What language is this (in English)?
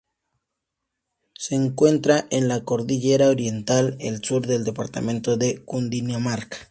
Spanish